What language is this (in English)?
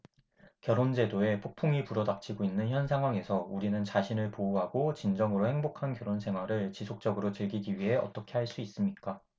Korean